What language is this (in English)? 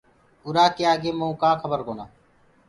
Gurgula